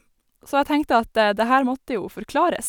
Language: Norwegian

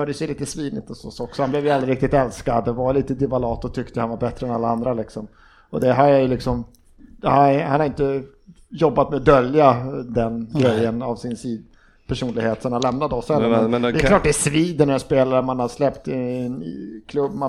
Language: Swedish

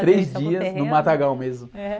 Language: Portuguese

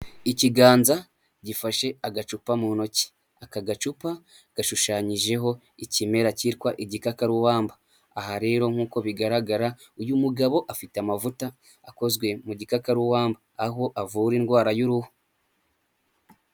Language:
Kinyarwanda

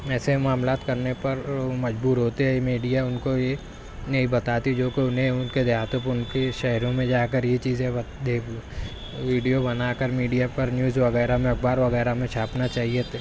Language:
Urdu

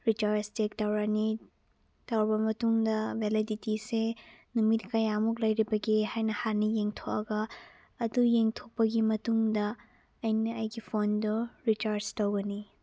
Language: Manipuri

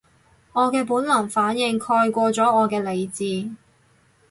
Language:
Cantonese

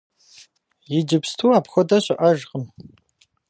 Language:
Kabardian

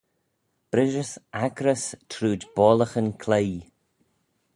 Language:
Manx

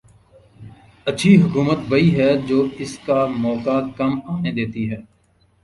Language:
Urdu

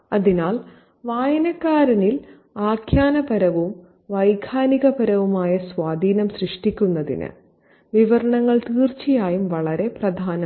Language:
Malayalam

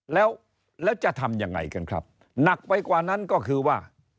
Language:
Thai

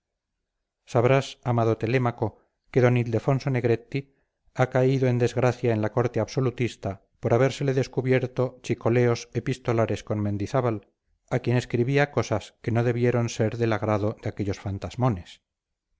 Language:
Spanish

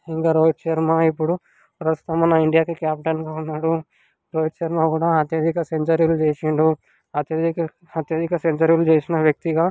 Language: Telugu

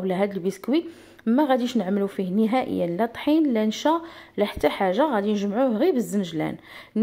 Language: Arabic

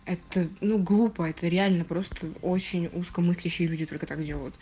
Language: Russian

